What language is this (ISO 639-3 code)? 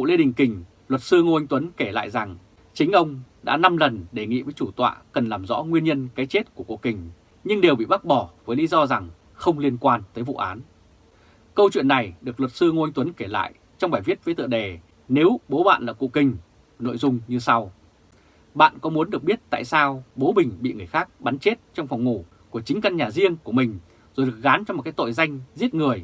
vie